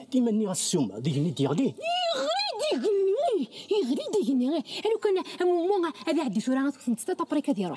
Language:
Arabic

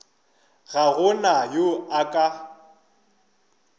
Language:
Northern Sotho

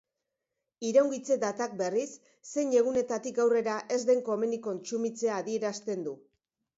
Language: Basque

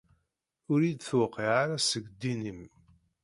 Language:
Kabyle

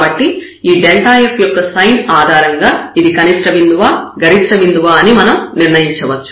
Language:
Telugu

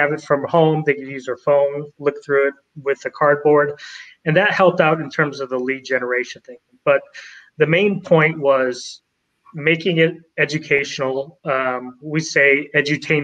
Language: English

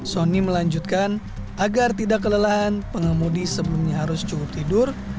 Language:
Indonesian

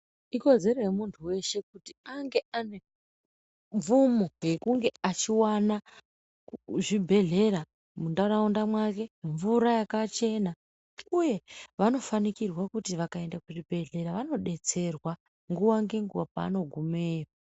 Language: Ndau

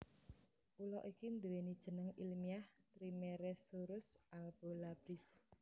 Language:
Javanese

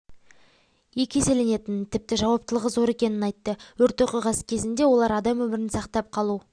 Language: Kazakh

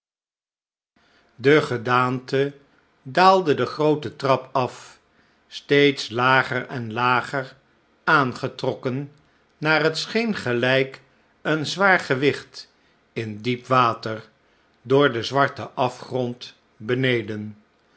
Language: Dutch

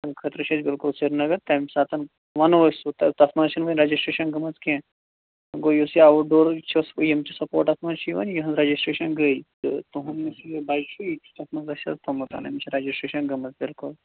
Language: Kashmiri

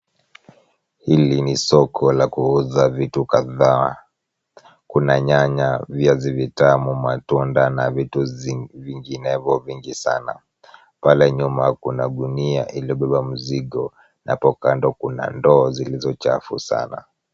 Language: Swahili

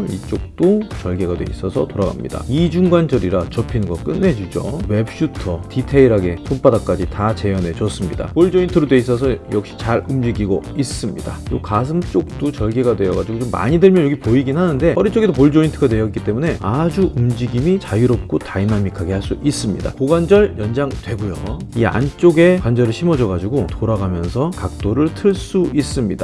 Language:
Korean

